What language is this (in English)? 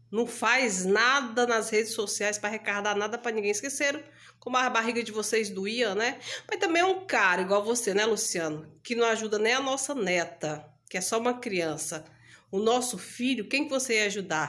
Portuguese